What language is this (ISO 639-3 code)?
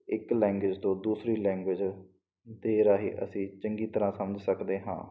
pan